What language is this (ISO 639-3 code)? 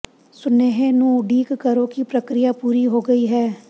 pan